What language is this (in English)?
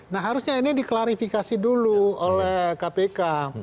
Indonesian